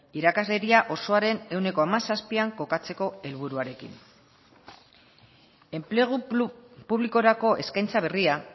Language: Basque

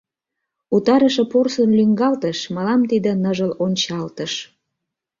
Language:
Mari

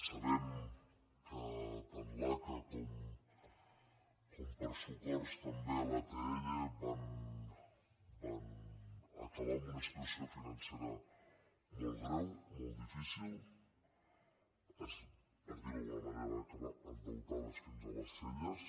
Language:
Catalan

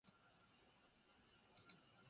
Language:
Japanese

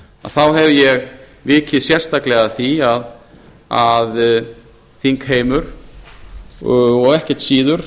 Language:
Icelandic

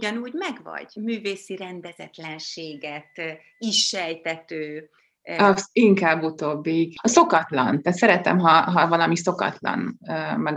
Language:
Hungarian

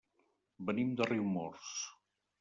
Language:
Catalan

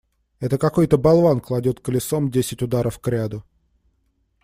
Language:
Russian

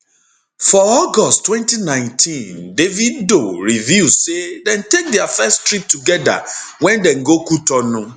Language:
Nigerian Pidgin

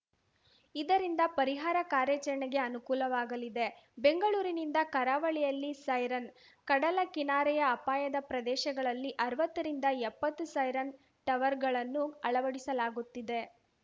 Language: Kannada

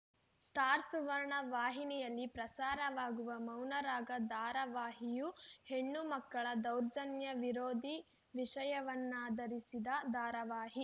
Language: Kannada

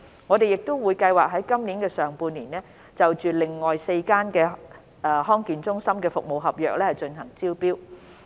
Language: Cantonese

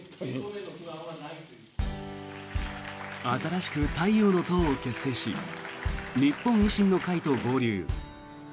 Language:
Japanese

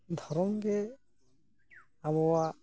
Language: Santali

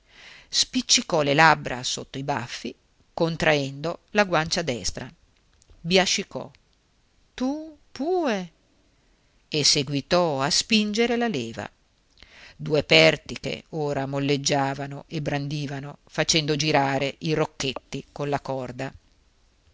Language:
Italian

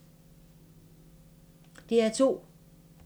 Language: Danish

